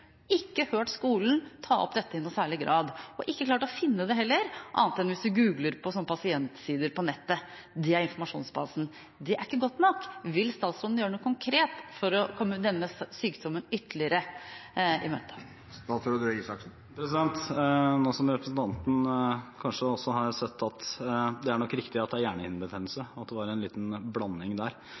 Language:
Norwegian Bokmål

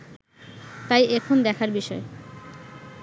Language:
Bangla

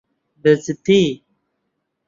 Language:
Central Kurdish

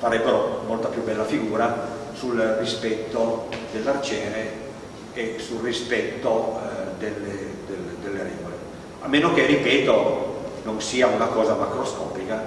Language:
Italian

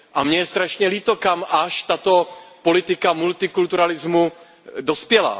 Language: Czech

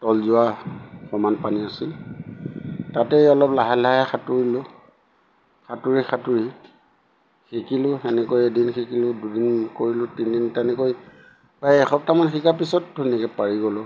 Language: Assamese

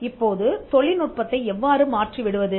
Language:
Tamil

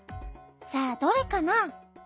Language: Japanese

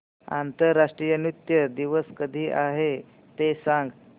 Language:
Marathi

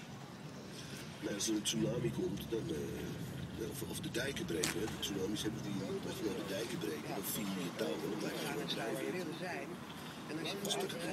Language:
Dutch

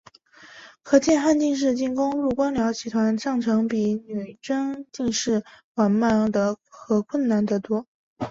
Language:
Chinese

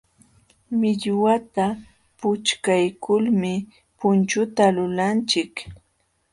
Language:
Jauja Wanca Quechua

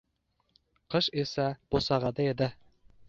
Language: Uzbek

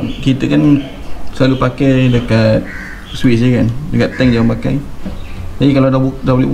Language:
Malay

